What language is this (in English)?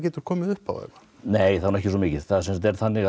Icelandic